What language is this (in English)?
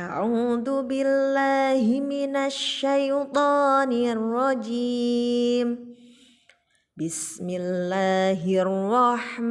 Indonesian